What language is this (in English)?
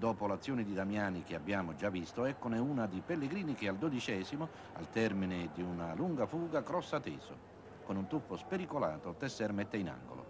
Italian